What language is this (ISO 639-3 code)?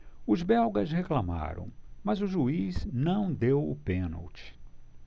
por